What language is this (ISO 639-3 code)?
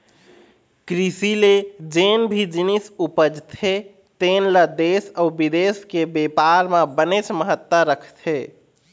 hne